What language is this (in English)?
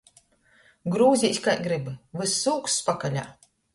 Latgalian